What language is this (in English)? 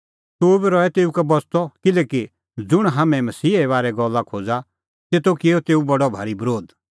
Kullu Pahari